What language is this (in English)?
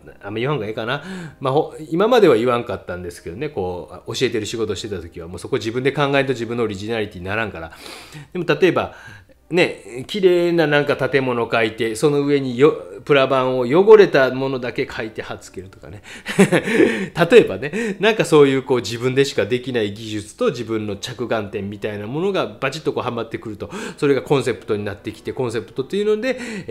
Japanese